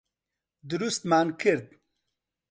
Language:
Central Kurdish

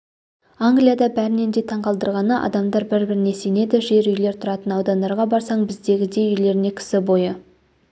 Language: Kazakh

